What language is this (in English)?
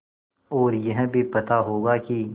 Hindi